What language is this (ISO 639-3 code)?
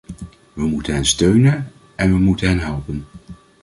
nld